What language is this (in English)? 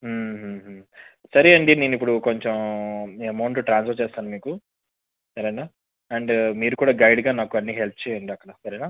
Telugu